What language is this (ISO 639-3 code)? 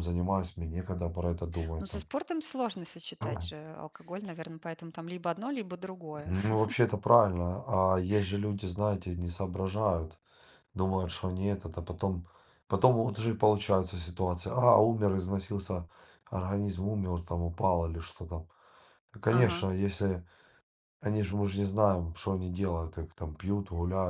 rus